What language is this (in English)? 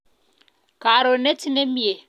Kalenjin